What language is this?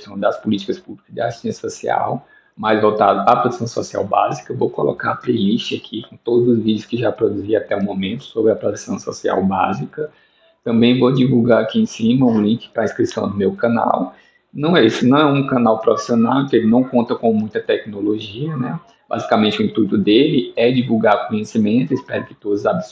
Portuguese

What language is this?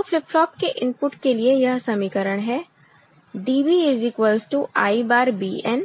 Hindi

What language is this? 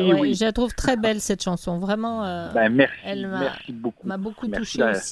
French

